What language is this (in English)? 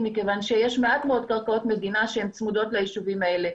Hebrew